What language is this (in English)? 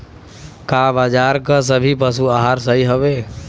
Bhojpuri